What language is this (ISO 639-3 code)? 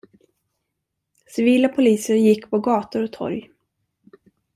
swe